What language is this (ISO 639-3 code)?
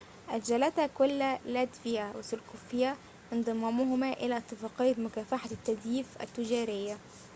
ara